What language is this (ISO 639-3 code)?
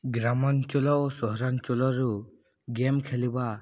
ori